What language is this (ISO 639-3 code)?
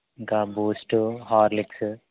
tel